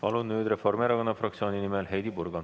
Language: Estonian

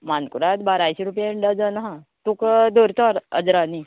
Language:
Konkani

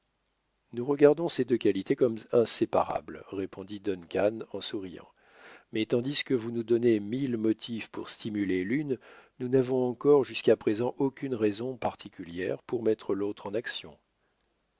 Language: French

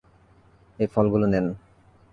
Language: Bangla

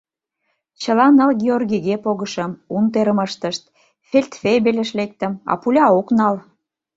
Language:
Mari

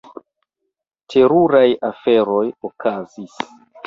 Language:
Esperanto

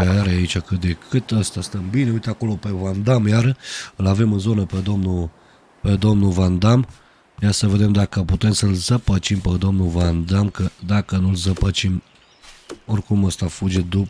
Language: Romanian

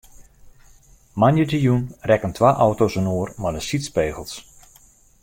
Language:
Western Frisian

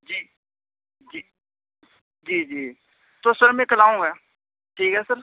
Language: Urdu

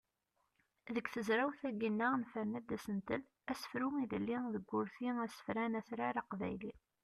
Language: Kabyle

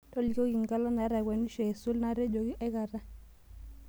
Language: Masai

